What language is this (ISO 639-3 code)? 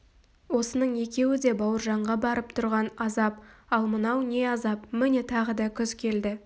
kaz